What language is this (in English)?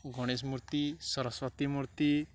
Odia